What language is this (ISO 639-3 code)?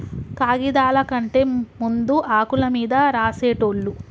tel